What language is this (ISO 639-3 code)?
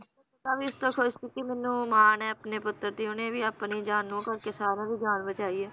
pan